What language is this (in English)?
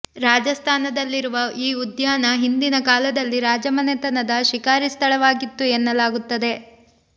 Kannada